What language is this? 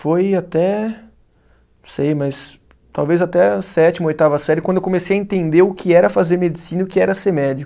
Portuguese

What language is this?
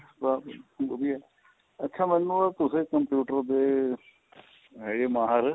Punjabi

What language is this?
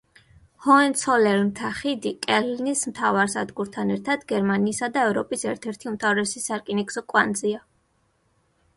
Georgian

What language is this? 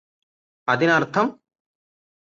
Malayalam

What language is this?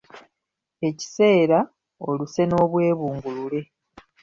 Ganda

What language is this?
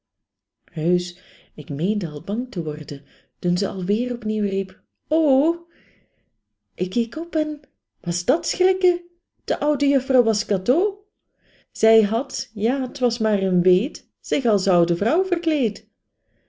Dutch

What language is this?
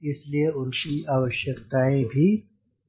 Hindi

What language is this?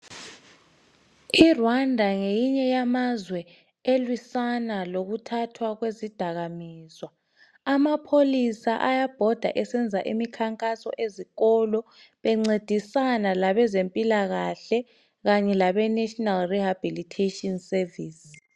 North Ndebele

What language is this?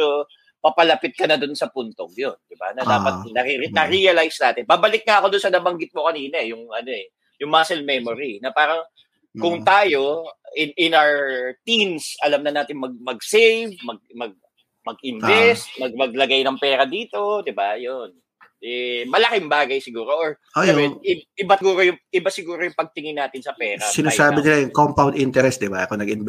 Filipino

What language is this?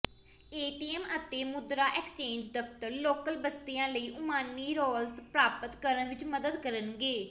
Punjabi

